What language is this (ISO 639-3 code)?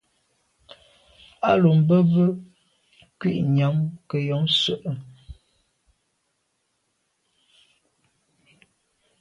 byv